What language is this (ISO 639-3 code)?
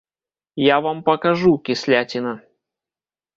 bel